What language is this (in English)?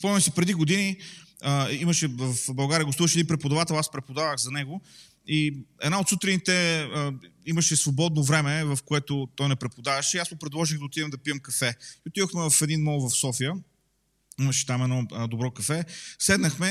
Bulgarian